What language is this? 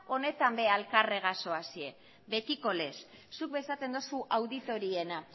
Basque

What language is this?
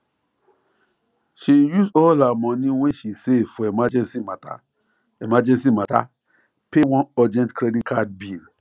Nigerian Pidgin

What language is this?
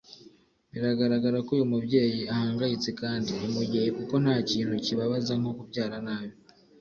Kinyarwanda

